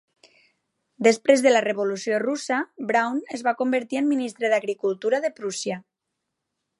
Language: Catalan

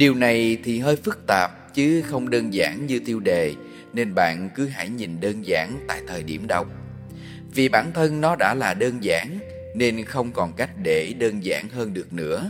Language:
Vietnamese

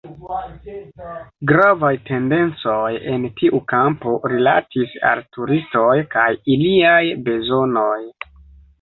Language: Esperanto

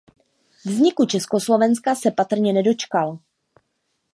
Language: Czech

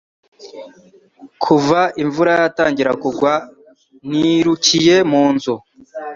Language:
Kinyarwanda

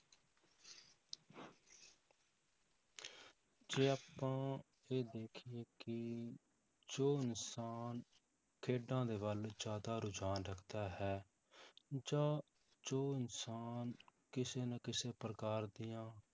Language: Punjabi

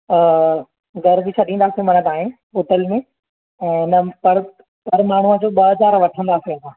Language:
Sindhi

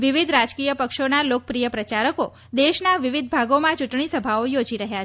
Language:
Gujarati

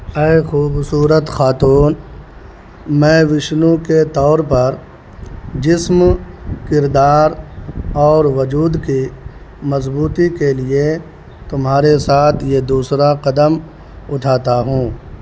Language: Urdu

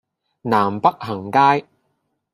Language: Cantonese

